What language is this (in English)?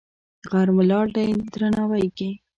Pashto